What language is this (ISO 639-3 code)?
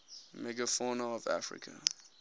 eng